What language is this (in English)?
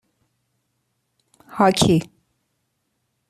Persian